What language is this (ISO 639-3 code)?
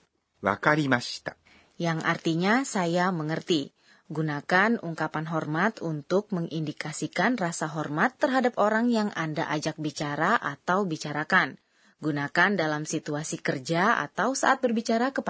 ind